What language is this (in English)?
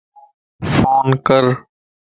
Lasi